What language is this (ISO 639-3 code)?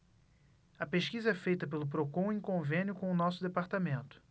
por